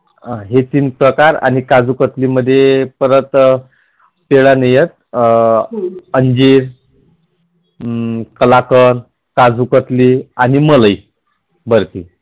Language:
Marathi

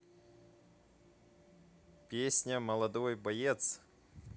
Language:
Russian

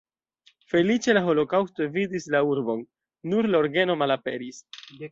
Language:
Esperanto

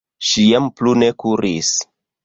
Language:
Esperanto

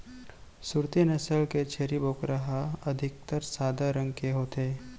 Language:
Chhattisgarhi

